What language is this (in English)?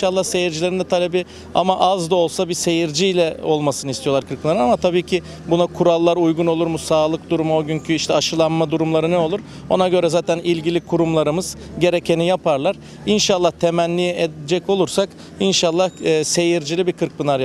Turkish